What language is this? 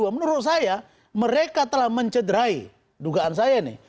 Indonesian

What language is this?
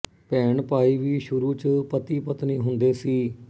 Punjabi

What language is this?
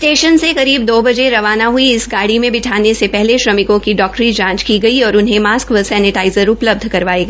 Hindi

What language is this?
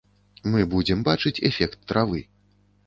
Belarusian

